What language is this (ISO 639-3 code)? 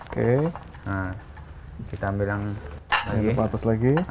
ind